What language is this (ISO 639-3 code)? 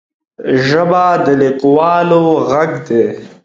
pus